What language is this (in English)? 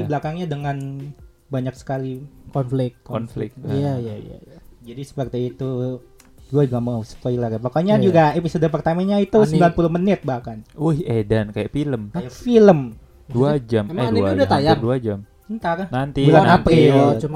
Indonesian